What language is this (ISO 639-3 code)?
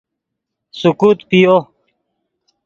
ydg